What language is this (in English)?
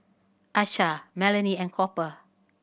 English